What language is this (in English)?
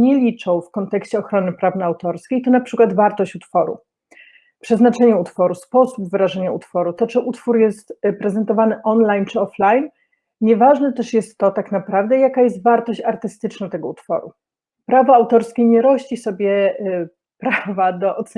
Polish